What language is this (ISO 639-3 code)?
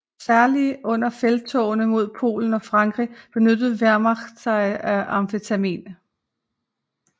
dan